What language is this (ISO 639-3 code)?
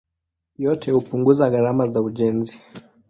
swa